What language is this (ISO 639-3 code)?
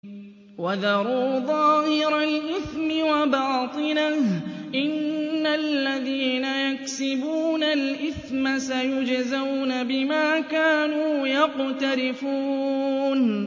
ara